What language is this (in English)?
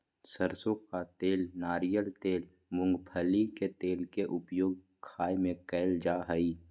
Magahi